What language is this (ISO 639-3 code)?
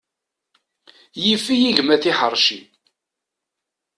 kab